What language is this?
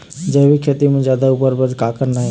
Chhattisgarhi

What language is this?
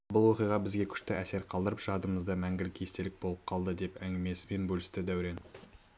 Kazakh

